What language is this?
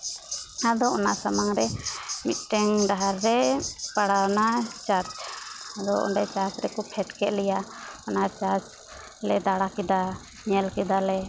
Santali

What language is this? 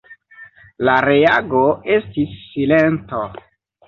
Esperanto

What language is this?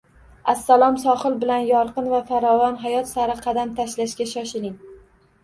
Uzbek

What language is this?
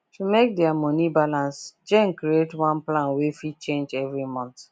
Nigerian Pidgin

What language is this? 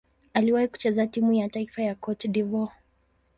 Swahili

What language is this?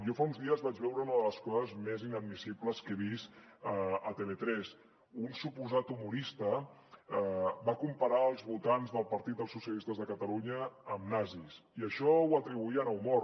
Catalan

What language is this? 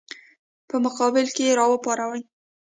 Pashto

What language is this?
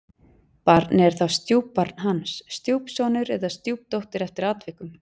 Icelandic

